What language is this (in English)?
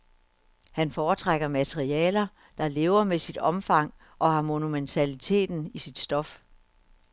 Danish